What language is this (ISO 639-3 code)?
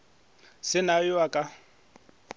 nso